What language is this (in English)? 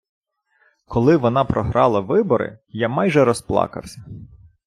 Ukrainian